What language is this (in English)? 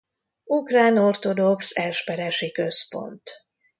Hungarian